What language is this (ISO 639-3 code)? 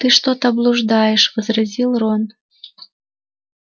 rus